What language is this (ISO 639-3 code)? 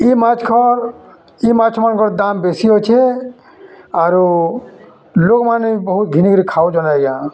ori